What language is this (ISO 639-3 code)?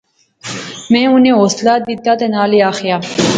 phr